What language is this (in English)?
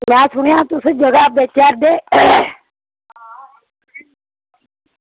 Dogri